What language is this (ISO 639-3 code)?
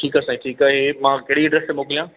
snd